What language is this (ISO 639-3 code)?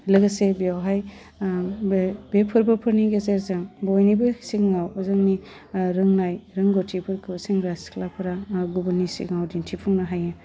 brx